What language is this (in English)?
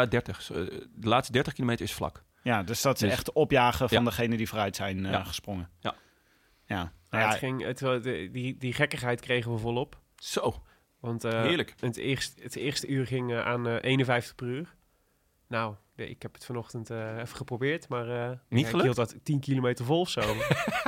Dutch